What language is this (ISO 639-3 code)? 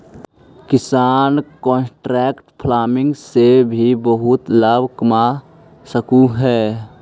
mag